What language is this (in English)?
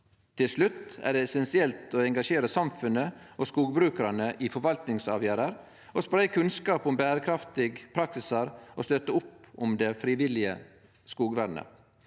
Norwegian